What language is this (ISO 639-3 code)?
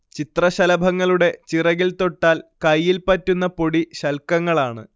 mal